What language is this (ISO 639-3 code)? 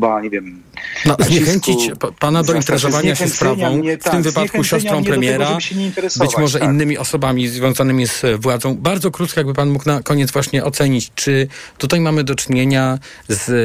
pol